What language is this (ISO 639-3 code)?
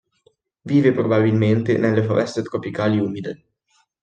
ita